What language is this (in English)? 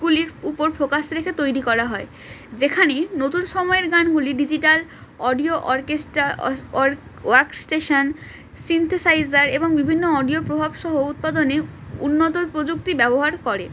Bangla